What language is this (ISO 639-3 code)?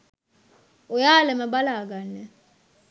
sin